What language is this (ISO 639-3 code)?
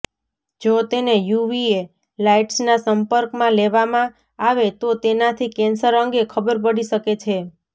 guj